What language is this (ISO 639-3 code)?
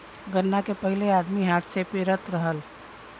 bho